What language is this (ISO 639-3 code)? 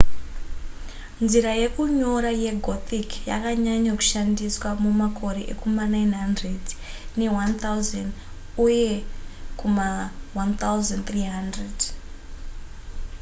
sna